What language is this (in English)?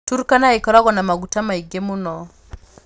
Kikuyu